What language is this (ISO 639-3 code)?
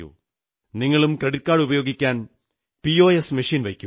mal